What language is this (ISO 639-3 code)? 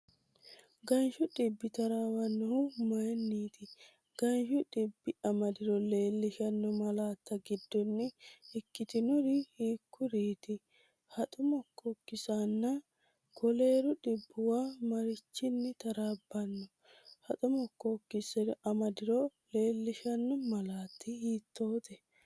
sid